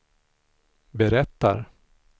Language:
Swedish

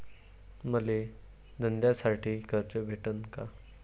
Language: Marathi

